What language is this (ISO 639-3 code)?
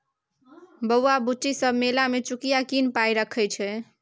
mai